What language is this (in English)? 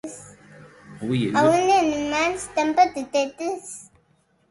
Occitan